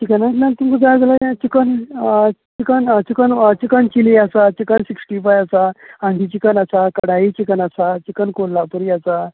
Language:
Konkani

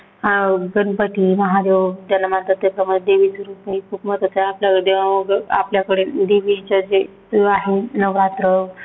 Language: Marathi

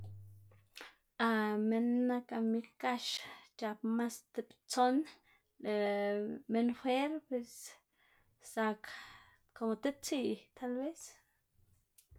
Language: Xanaguía Zapotec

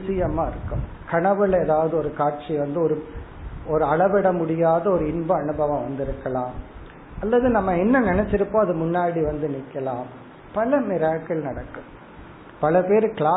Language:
Tamil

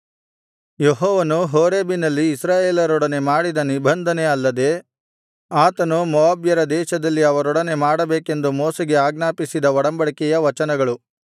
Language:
Kannada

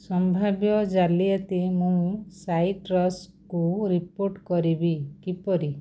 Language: Odia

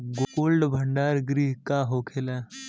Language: Bhojpuri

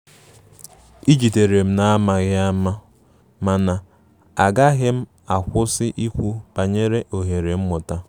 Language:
Igbo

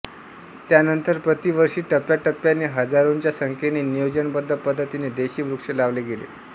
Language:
Marathi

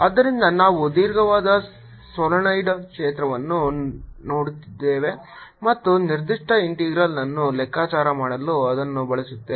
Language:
Kannada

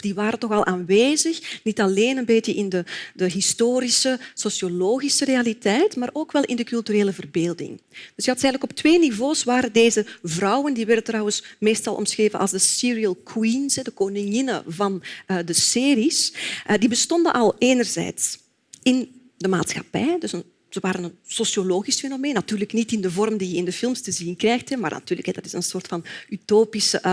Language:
Dutch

